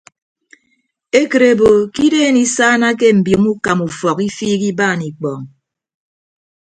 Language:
Ibibio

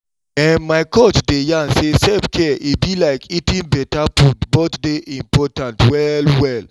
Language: Nigerian Pidgin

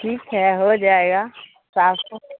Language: Urdu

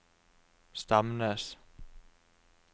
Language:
Norwegian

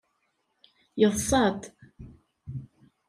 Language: Kabyle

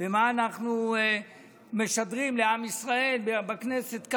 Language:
Hebrew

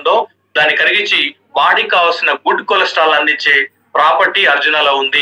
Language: Romanian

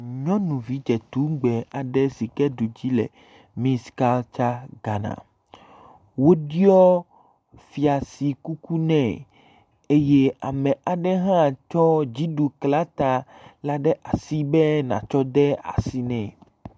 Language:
Ewe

